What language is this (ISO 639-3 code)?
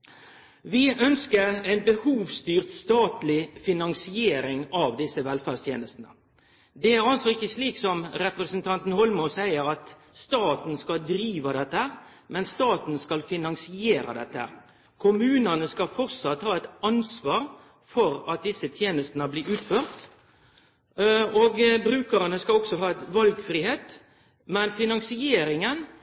nno